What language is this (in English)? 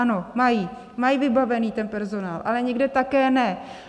Czech